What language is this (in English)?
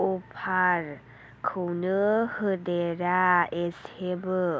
Bodo